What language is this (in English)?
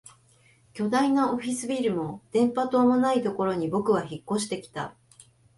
Japanese